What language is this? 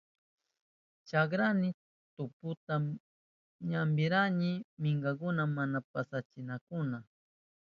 Southern Pastaza Quechua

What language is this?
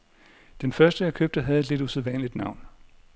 Danish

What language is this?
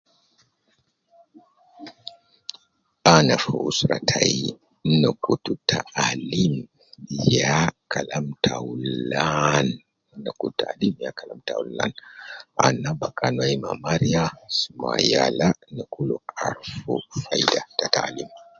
Nubi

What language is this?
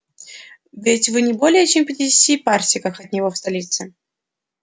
Russian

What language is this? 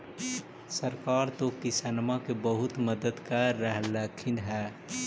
Magahi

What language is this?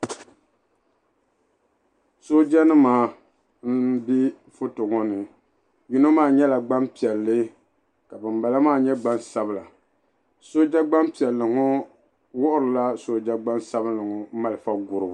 Dagbani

